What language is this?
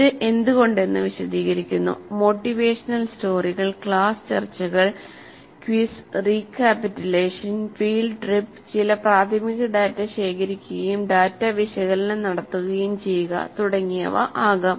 Malayalam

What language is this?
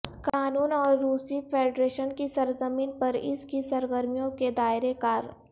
Urdu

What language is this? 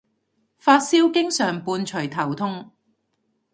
Cantonese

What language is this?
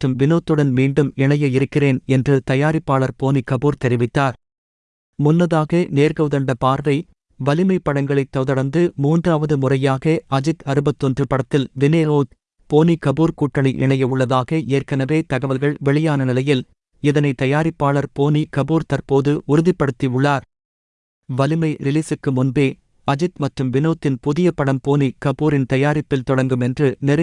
English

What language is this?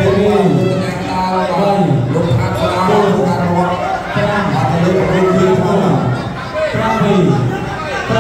Thai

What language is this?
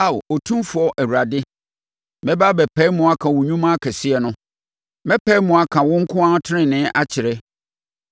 Akan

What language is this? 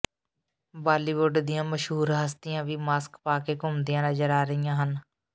Punjabi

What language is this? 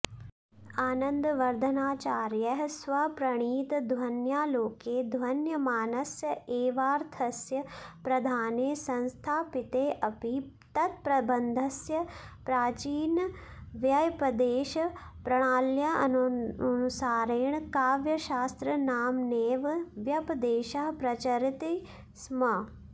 Sanskrit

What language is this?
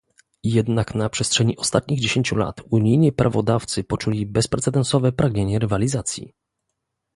Polish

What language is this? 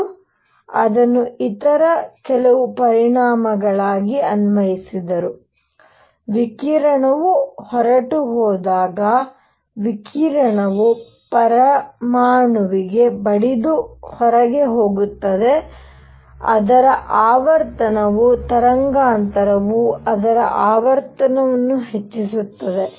Kannada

